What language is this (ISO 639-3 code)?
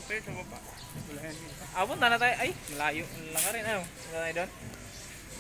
fil